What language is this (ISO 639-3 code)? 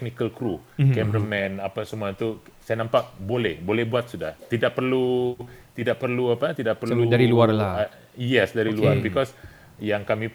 msa